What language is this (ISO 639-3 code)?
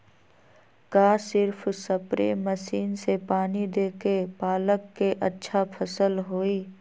mag